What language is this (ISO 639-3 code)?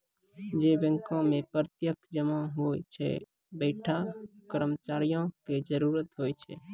mai